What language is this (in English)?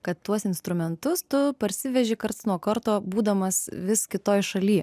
Lithuanian